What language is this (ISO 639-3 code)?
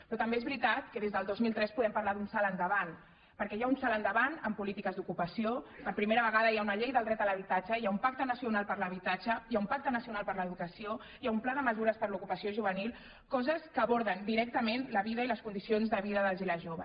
cat